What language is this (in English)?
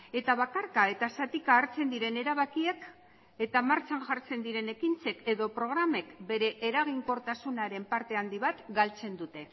Basque